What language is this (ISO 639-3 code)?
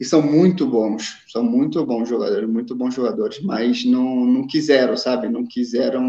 por